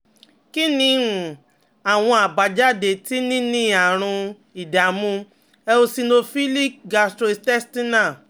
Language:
Yoruba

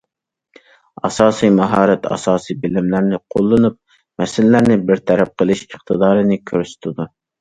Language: Uyghur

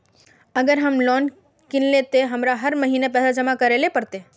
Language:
Magahi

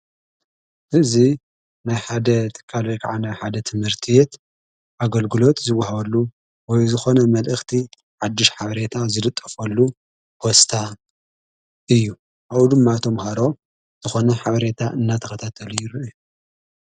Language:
Tigrinya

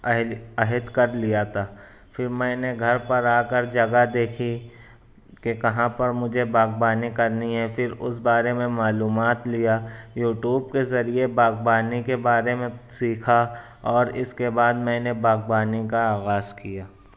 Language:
Urdu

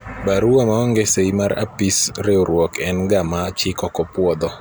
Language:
Luo (Kenya and Tanzania)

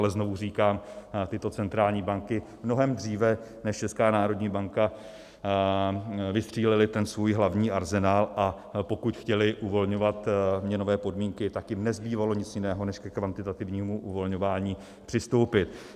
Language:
Czech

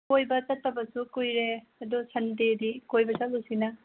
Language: Manipuri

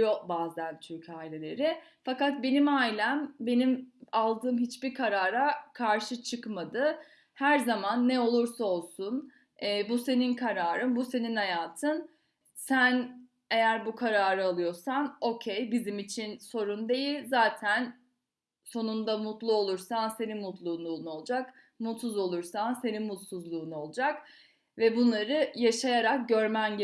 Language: Turkish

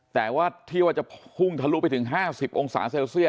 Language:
Thai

